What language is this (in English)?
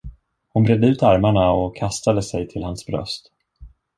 Swedish